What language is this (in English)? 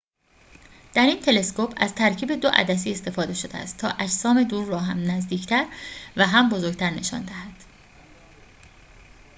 Persian